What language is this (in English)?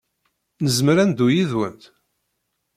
Kabyle